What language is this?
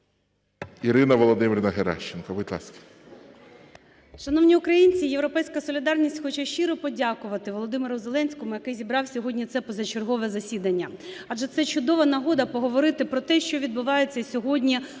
Ukrainian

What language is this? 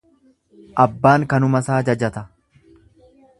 Oromo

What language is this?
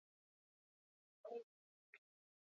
Basque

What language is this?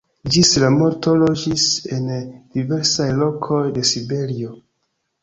Esperanto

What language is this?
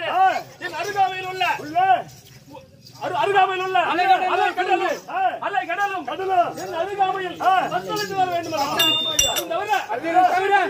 Arabic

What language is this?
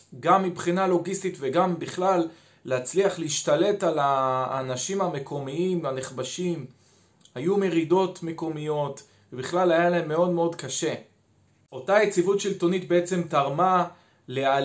Hebrew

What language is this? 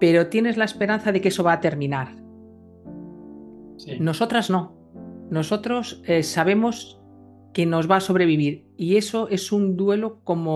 Spanish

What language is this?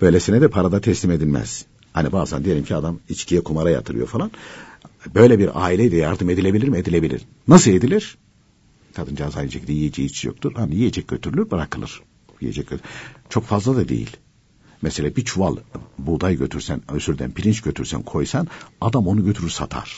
Turkish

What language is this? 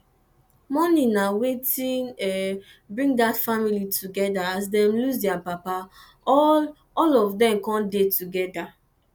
Nigerian Pidgin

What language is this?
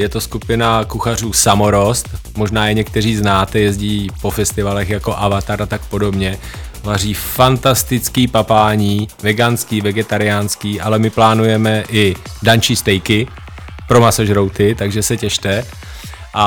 Czech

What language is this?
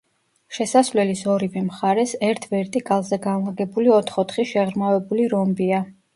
Georgian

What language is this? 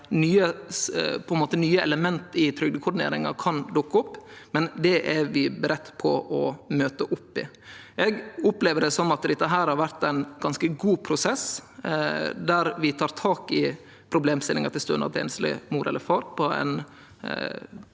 Norwegian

